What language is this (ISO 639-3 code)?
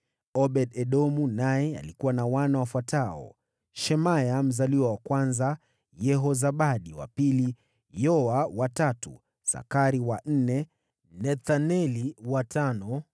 swa